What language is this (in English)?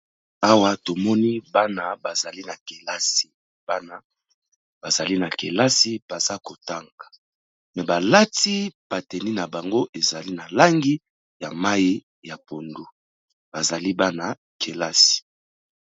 Lingala